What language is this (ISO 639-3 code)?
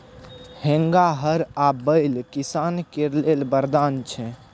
mai